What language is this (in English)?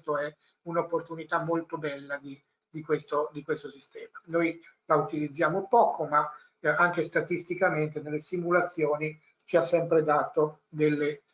Italian